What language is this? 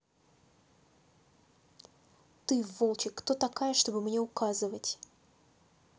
Russian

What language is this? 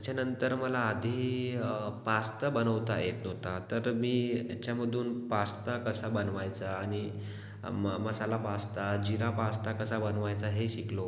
Marathi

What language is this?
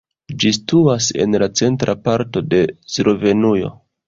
Esperanto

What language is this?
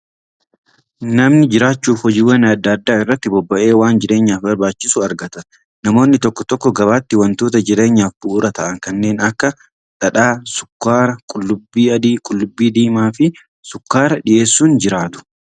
Oromo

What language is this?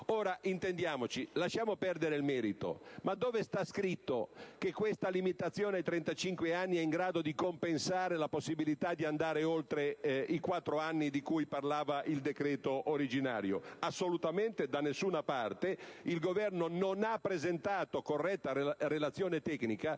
Italian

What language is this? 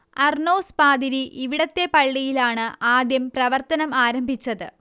Malayalam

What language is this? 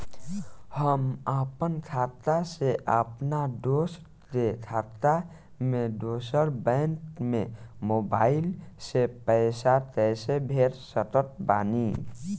Bhojpuri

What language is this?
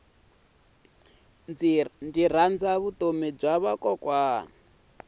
Tsonga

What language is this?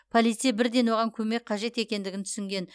Kazakh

